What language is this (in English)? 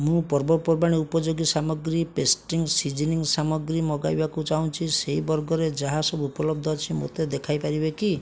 Odia